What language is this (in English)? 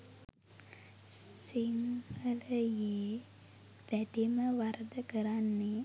Sinhala